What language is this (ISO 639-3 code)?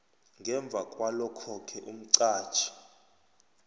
nbl